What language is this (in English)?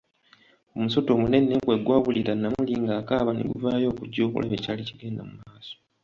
Ganda